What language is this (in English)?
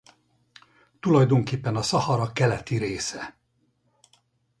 Hungarian